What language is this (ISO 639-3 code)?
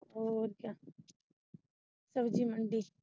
pan